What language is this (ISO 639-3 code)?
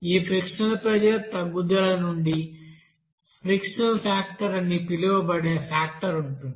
tel